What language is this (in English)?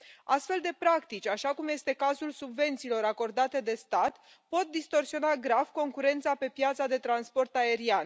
Romanian